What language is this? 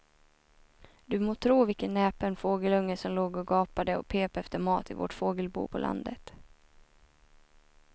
Swedish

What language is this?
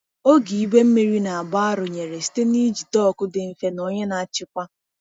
Igbo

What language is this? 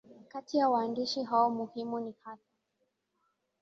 Swahili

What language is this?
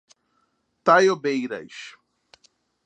Portuguese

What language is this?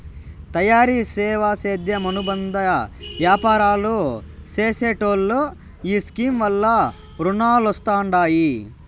Telugu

